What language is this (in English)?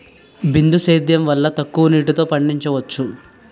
Telugu